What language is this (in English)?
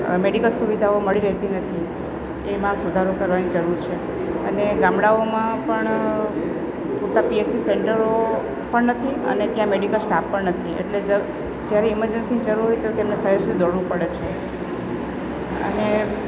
Gujarati